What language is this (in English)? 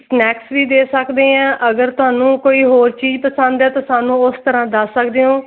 Punjabi